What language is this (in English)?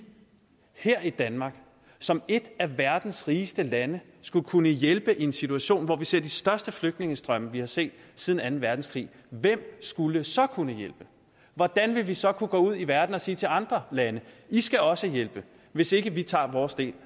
Danish